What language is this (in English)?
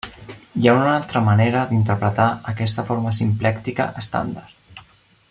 Catalan